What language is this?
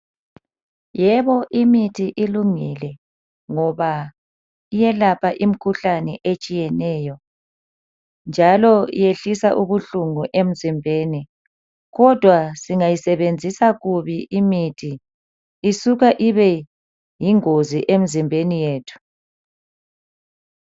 North Ndebele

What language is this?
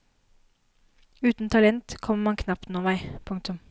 Norwegian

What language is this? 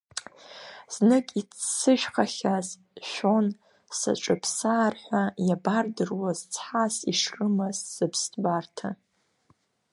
Abkhazian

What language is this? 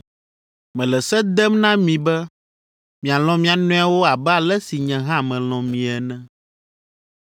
Ewe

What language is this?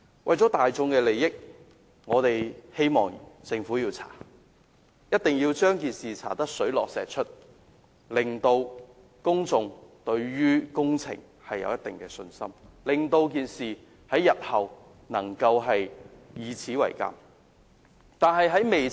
Cantonese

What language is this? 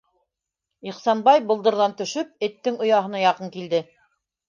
Bashkir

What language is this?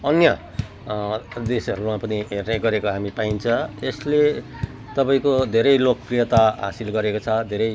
Nepali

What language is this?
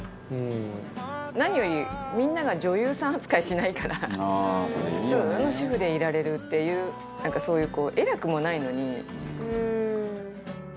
Japanese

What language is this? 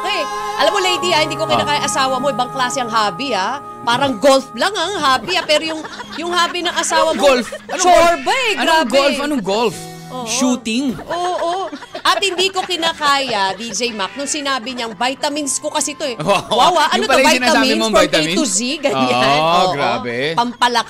Filipino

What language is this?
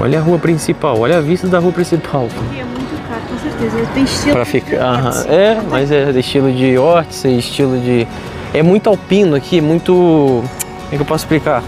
Portuguese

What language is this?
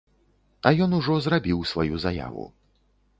Belarusian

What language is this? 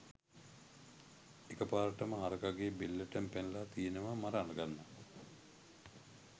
Sinhala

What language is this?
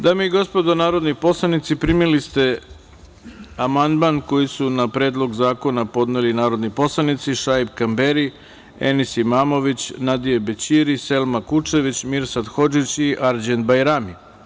Serbian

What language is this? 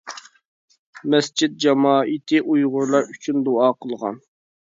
Uyghur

